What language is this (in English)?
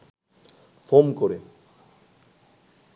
Bangla